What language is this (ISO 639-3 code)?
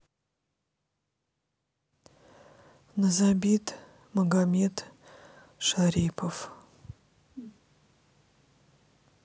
rus